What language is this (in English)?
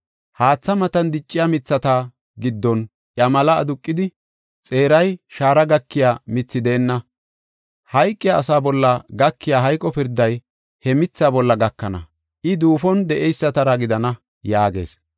Gofa